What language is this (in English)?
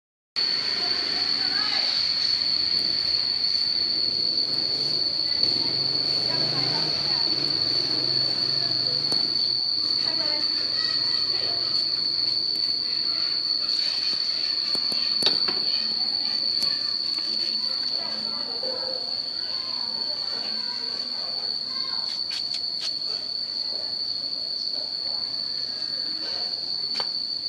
Vietnamese